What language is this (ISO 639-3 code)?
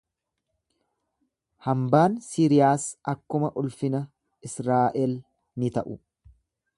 orm